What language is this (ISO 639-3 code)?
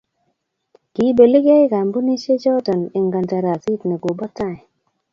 kln